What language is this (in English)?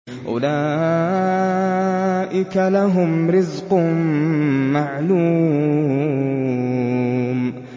Arabic